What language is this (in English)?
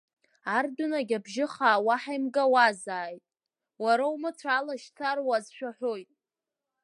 Abkhazian